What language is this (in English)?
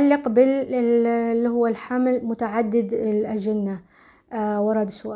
Arabic